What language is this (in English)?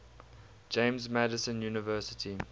English